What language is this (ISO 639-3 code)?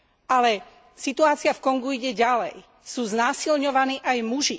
slk